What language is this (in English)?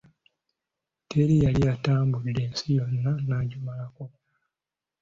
Ganda